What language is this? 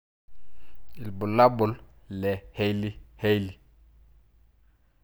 Masai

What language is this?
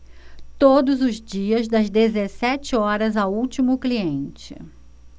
Portuguese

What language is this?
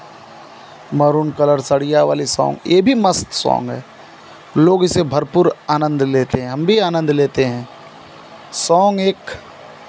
Hindi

